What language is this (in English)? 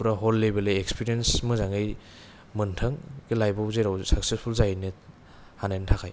Bodo